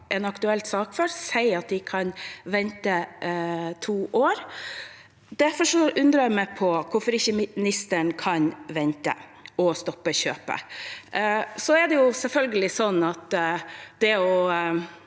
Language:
Norwegian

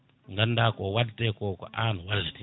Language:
Fula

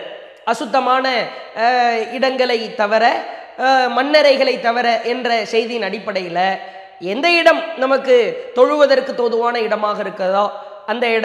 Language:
Arabic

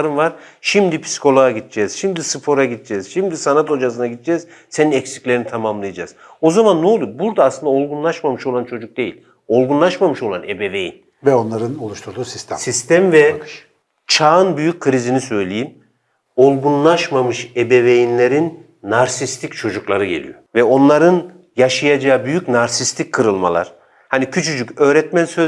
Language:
Turkish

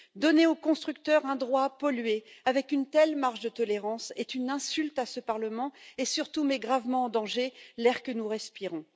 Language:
French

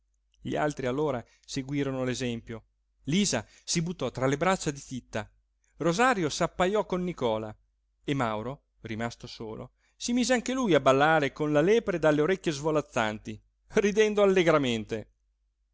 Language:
Italian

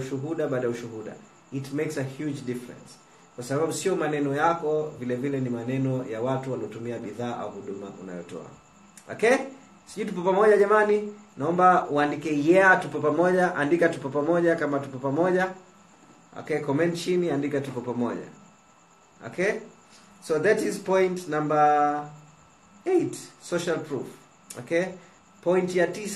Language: Swahili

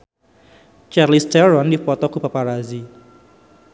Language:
Sundanese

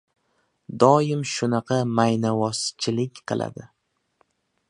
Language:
Uzbek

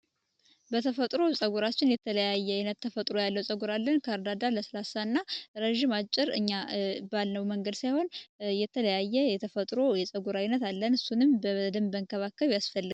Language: Amharic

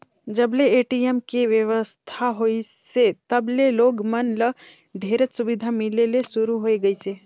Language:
Chhattisgarhi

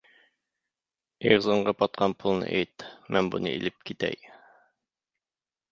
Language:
Uyghur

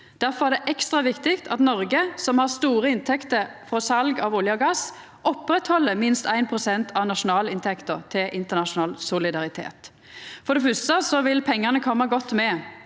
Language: Norwegian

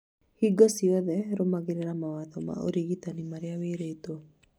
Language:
Kikuyu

